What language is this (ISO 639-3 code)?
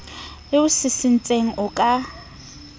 sot